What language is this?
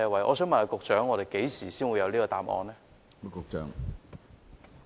Cantonese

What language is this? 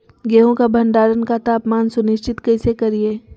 Magahi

